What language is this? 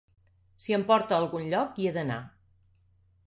Catalan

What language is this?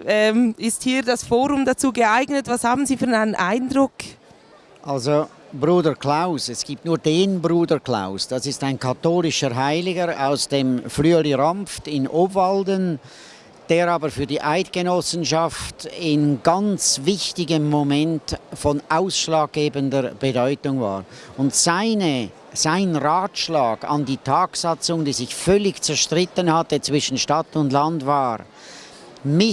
German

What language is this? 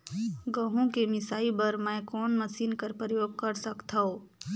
Chhattisgarhi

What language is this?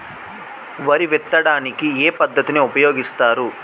Telugu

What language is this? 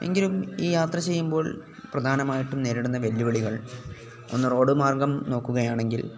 Malayalam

